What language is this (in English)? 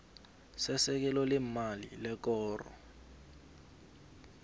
South Ndebele